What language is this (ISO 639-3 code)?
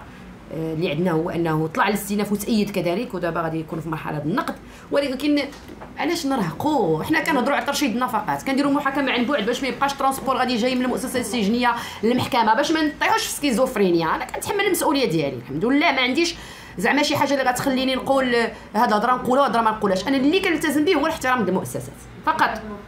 ara